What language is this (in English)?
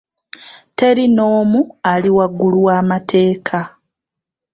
Ganda